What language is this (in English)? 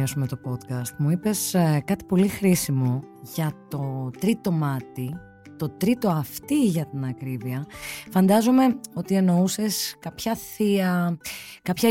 Greek